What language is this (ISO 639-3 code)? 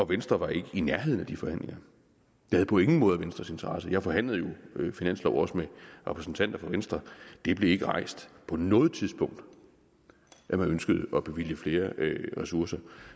dan